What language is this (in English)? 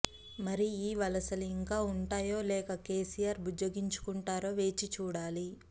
Telugu